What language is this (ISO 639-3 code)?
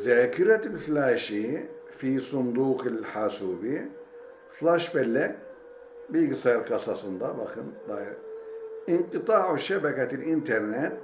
tur